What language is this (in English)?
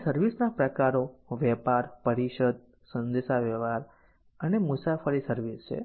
Gujarati